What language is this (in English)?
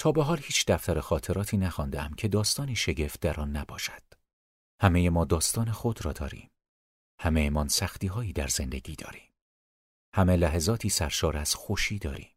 Persian